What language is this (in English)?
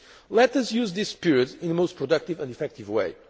English